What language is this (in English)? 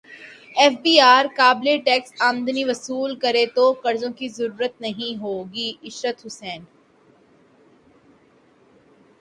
Urdu